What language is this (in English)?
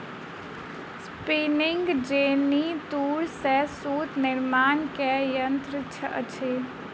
Maithili